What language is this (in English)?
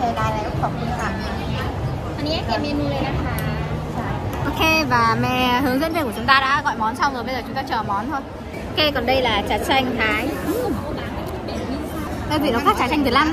Vietnamese